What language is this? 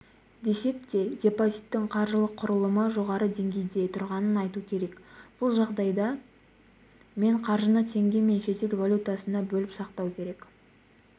Kazakh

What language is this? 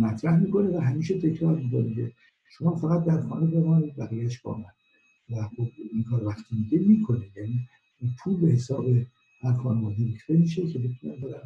Persian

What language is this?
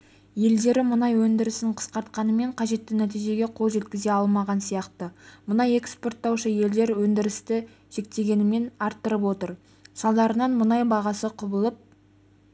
Kazakh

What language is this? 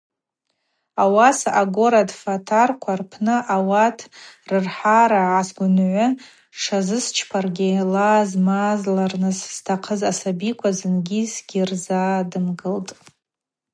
Abaza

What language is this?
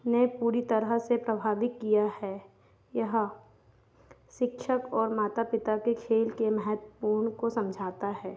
Hindi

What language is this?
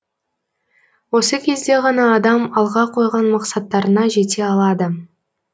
Kazakh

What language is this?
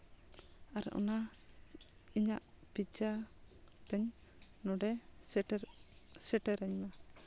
Santali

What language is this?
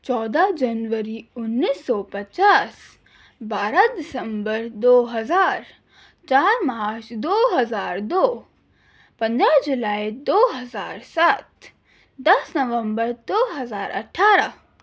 Urdu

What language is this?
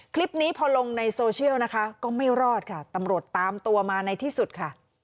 Thai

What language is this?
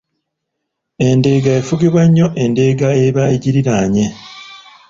Ganda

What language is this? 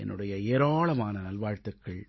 Tamil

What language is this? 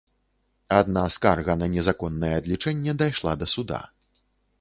Belarusian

